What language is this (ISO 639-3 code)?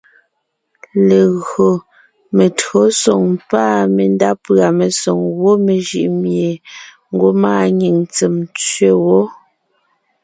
nnh